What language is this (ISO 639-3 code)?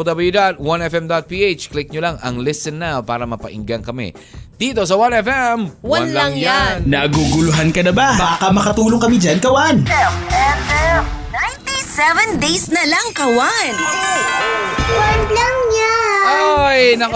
fil